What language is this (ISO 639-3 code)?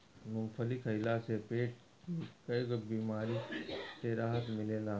bho